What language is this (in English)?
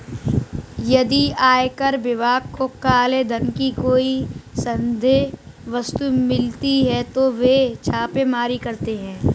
Hindi